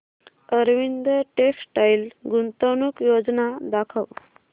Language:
Marathi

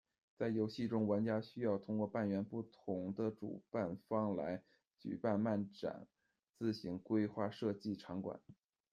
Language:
Chinese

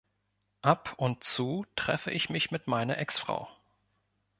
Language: German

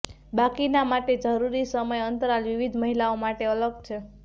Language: Gujarati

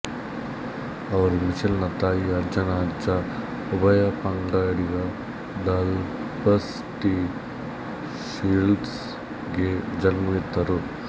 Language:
Kannada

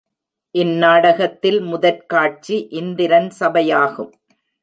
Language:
Tamil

